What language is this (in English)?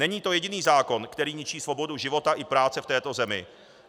Czech